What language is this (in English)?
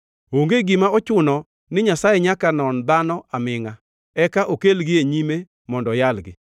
Luo (Kenya and Tanzania)